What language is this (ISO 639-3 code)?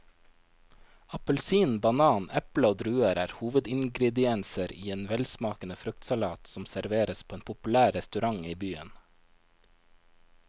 nor